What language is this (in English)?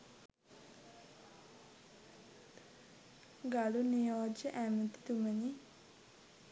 Sinhala